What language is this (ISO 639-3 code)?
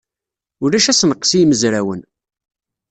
kab